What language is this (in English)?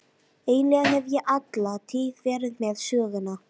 Icelandic